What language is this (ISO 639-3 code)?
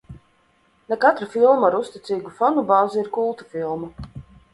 lav